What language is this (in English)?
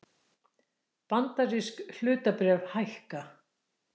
Icelandic